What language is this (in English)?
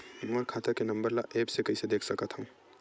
Chhattisgarhi